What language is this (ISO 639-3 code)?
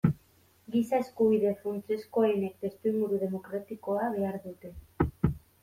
eus